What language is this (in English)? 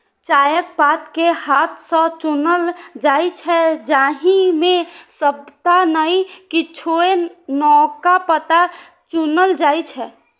Maithili